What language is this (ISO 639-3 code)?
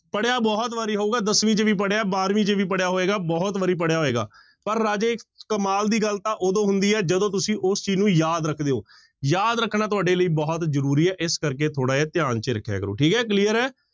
pan